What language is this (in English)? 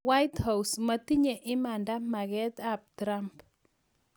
Kalenjin